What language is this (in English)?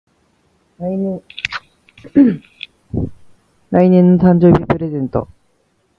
Japanese